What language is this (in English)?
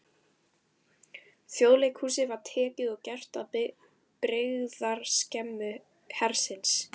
Icelandic